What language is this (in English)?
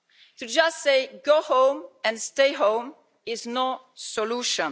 English